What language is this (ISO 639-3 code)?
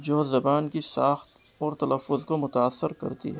urd